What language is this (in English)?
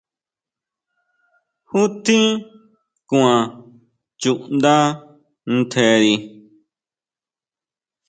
Huautla Mazatec